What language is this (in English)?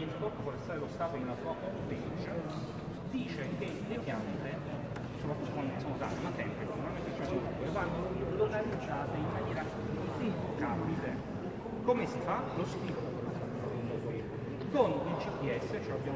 Italian